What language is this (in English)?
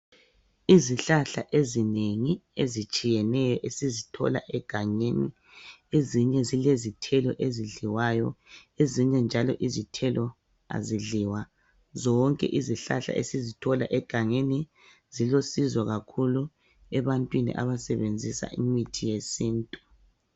North Ndebele